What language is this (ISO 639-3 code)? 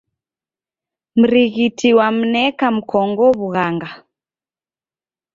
dav